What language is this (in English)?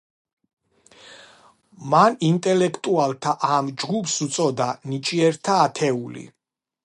Georgian